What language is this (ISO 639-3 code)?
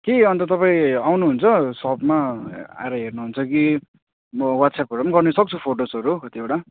nep